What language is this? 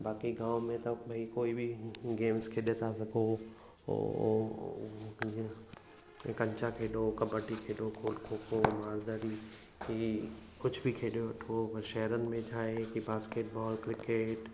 Sindhi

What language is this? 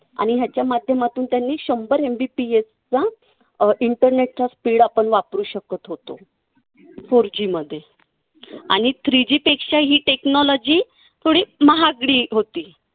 Marathi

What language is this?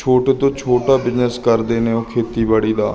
Punjabi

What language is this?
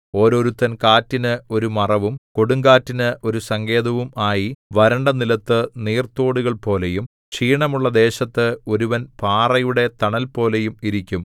Malayalam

